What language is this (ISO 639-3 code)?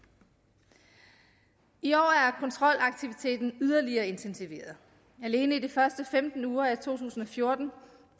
dan